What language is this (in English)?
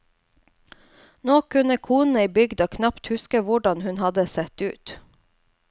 Norwegian